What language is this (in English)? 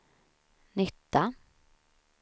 Swedish